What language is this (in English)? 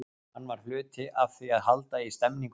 Icelandic